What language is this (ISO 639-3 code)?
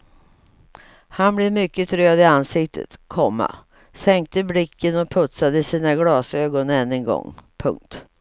swe